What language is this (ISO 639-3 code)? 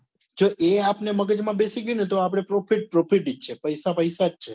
guj